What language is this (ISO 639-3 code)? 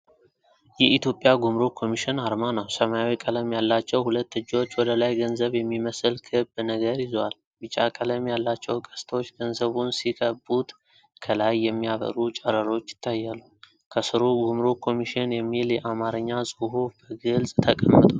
amh